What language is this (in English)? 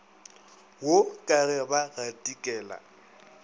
Northern Sotho